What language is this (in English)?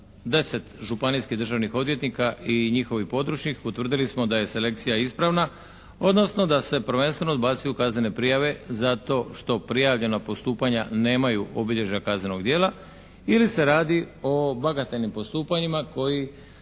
Croatian